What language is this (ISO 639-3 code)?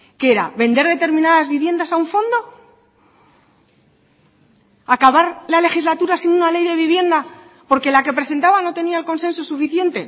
spa